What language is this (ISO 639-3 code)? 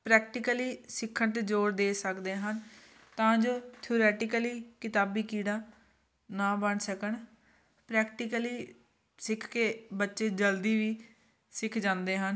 pan